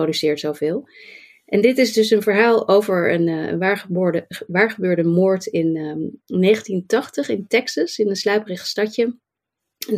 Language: Dutch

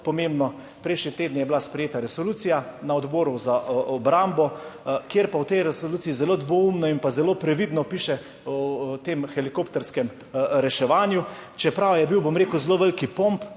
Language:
Slovenian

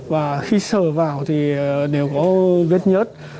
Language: Vietnamese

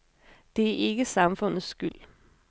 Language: Danish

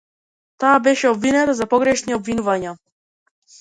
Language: Macedonian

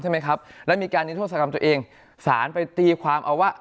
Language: Thai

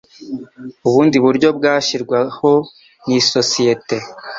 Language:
Kinyarwanda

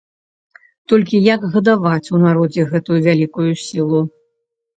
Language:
Belarusian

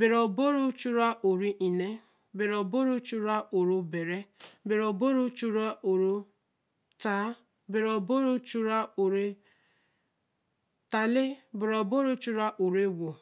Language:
Eleme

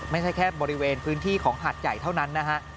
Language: Thai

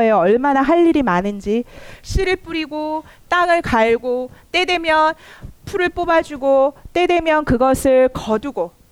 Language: Korean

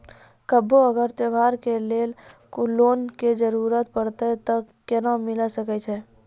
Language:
Maithili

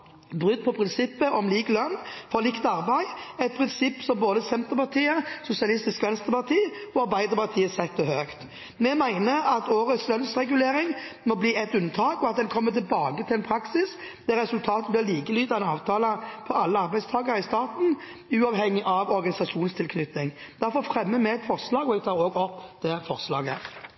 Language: Norwegian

